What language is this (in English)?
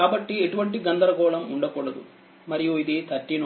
Telugu